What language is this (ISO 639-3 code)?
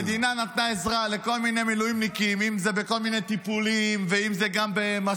heb